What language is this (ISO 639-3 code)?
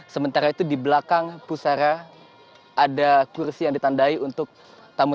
ind